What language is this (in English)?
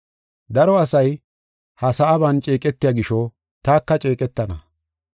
Gofa